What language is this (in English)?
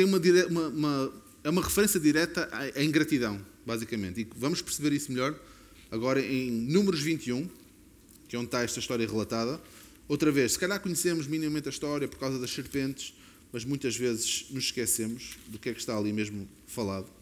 Portuguese